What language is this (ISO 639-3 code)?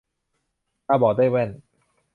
tha